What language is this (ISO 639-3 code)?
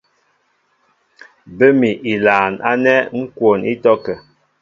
mbo